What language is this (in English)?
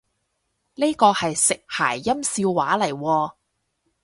Cantonese